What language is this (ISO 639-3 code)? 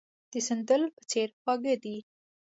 pus